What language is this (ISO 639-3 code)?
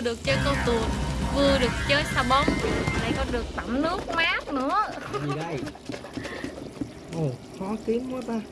vie